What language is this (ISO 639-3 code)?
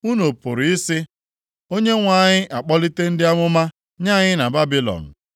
ibo